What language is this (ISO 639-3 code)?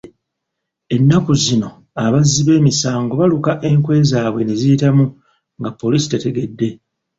lug